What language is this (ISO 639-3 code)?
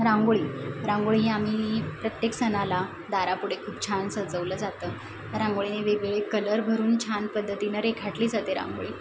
mar